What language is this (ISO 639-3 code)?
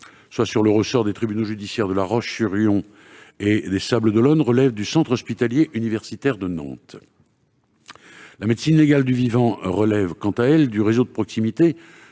fra